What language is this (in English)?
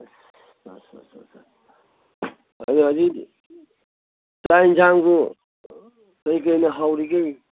Manipuri